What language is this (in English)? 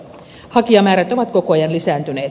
Finnish